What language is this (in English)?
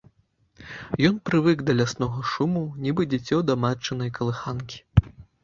Belarusian